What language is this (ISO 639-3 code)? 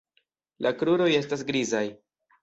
epo